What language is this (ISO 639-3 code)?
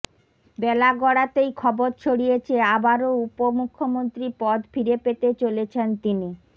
ben